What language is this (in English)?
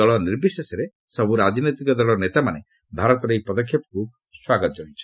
Odia